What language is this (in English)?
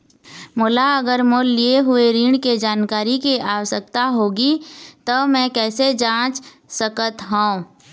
Chhattisgarhi